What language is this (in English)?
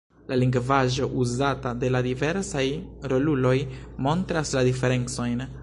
Esperanto